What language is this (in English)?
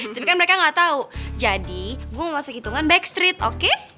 Indonesian